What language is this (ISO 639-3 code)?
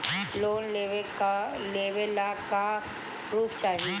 bho